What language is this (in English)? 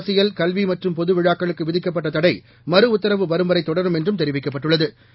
Tamil